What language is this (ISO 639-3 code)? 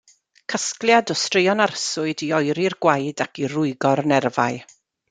cym